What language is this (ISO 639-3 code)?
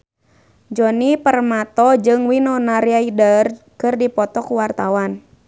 sun